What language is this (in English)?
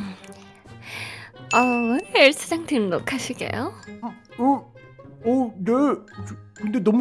Korean